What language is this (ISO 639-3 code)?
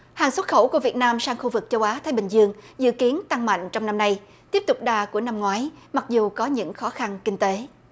vie